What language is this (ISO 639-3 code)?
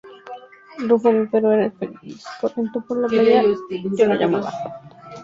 spa